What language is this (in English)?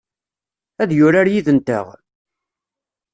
Kabyle